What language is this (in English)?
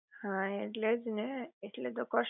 Gujarati